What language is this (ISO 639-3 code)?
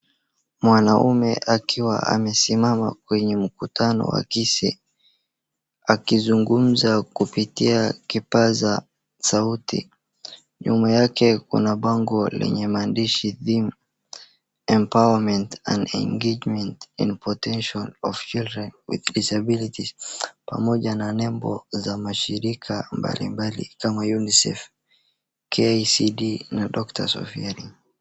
swa